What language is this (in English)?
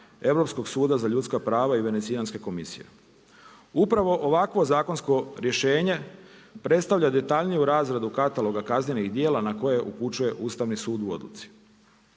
Croatian